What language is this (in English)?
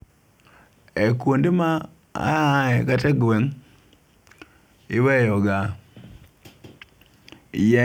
Luo (Kenya and Tanzania)